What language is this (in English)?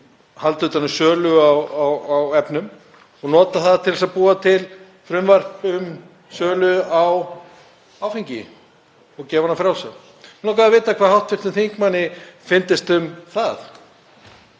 Icelandic